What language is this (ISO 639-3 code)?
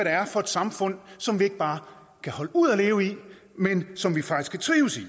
dan